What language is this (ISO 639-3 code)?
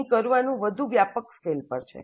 guj